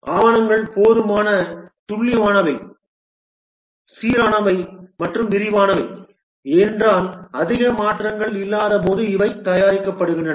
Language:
Tamil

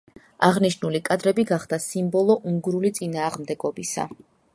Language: Georgian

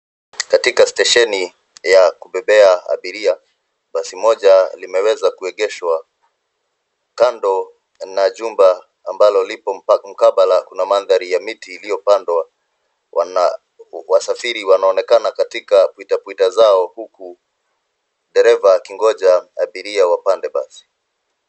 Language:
Swahili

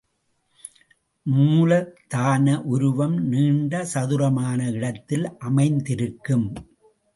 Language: Tamil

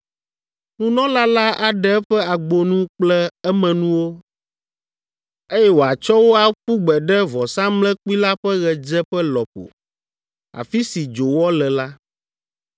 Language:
Ewe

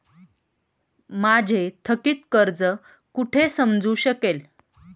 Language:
Marathi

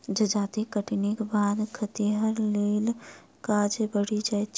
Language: Maithili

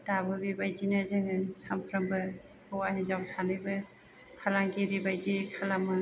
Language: Bodo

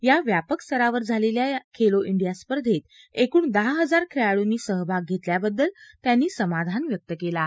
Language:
Marathi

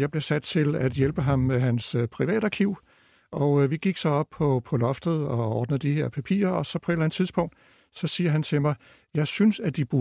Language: Danish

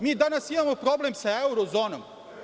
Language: Serbian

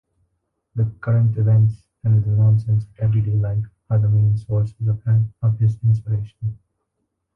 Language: English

